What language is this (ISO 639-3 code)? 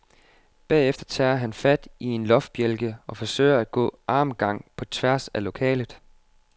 dan